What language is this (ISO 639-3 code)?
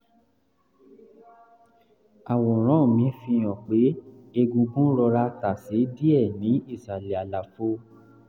yor